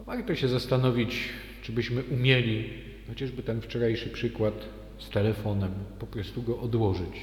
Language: Polish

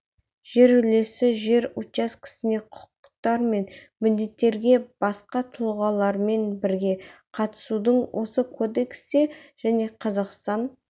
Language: Kazakh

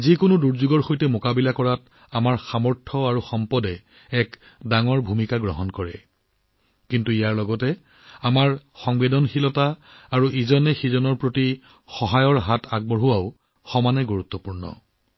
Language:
Assamese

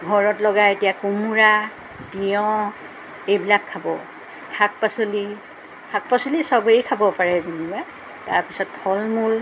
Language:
Assamese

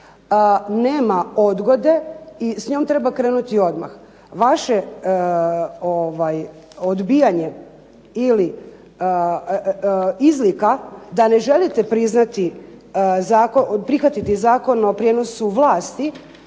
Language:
Croatian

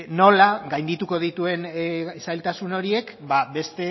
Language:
Basque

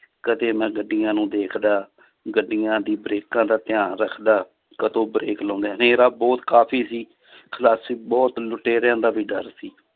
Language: Punjabi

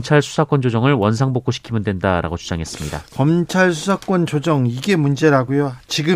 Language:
Korean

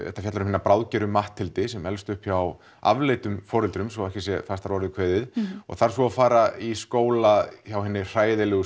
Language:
Icelandic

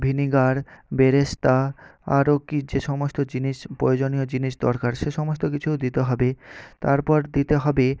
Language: Bangla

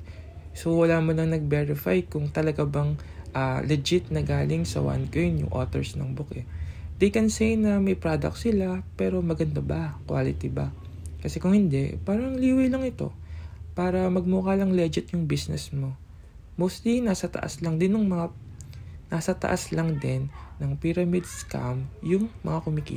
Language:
Filipino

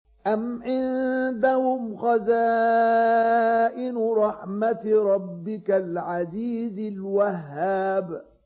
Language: Arabic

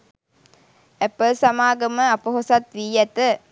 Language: Sinhala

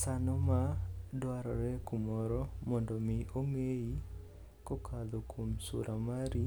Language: Luo (Kenya and Tanzania)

